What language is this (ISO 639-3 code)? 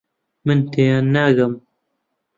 ckb